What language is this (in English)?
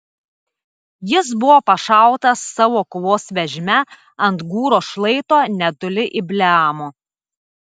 Lithuanian